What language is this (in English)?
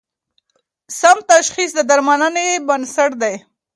Pashto